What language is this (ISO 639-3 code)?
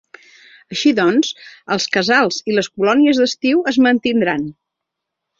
cat